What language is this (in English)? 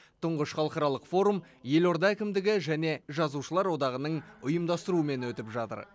Kazakh